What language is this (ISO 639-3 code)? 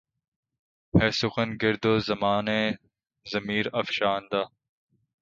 urd